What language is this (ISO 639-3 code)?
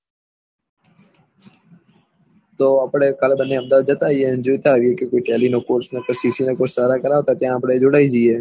guj